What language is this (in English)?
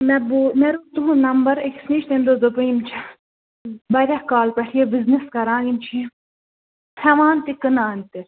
Kashmiri